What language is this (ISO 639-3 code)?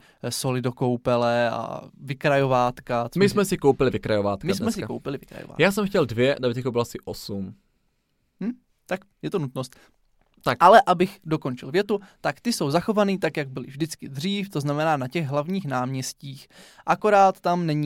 ces